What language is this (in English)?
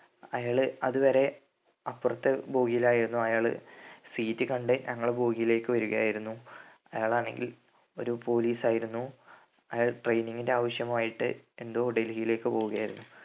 Malayalam